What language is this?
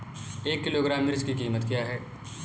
Hindi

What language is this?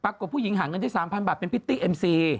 Thai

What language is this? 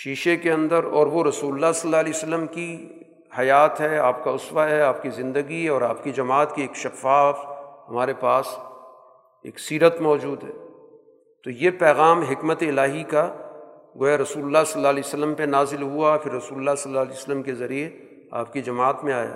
Urdu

